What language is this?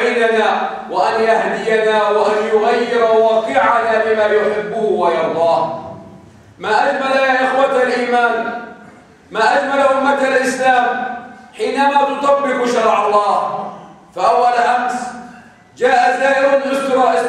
Arabic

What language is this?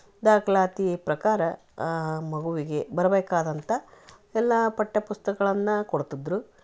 Kannada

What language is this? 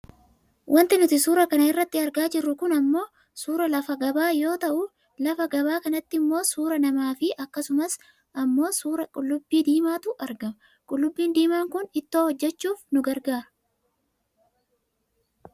Oromo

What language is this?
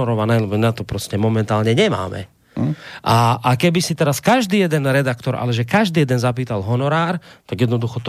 Slovak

